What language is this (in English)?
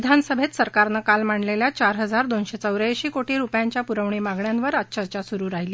Marathi